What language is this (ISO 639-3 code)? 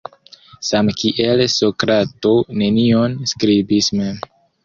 epo